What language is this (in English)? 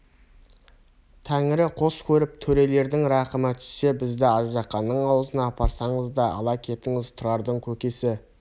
Kazakh